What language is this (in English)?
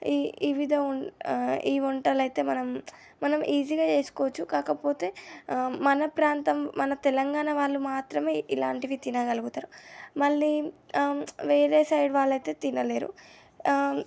Telugu